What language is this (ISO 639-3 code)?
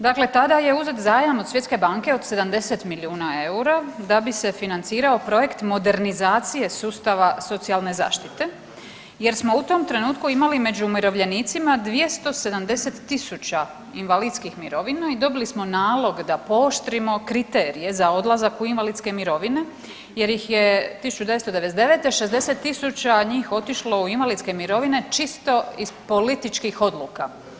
hrv